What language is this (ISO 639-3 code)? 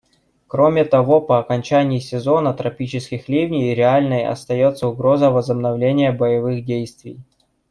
rus